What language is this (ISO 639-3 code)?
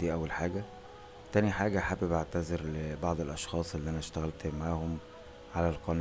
ara